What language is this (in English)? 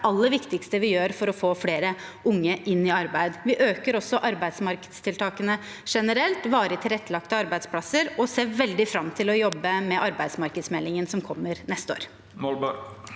Norwegian